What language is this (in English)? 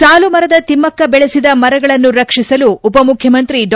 Kannada